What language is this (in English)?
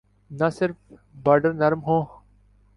Urdu